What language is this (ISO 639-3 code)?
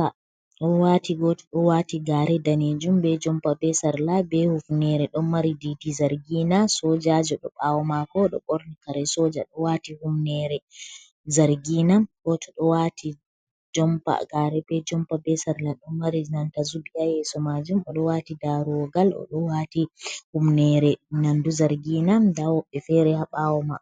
ful